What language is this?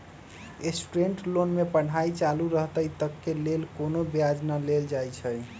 Magahi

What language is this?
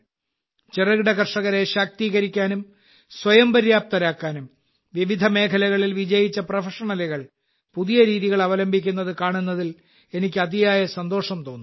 Malayalam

